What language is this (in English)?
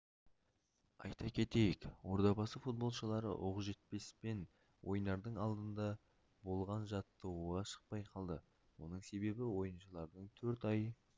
Kazakh